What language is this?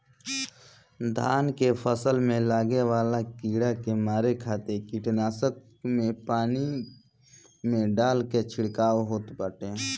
Bhojpuri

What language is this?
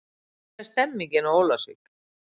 Icelandic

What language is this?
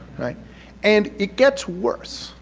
English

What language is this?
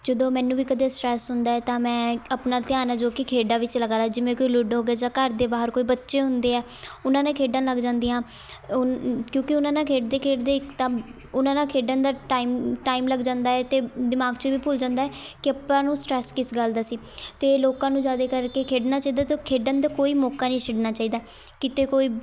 Punjabi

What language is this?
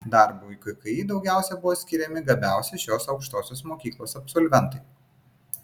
Lithuanian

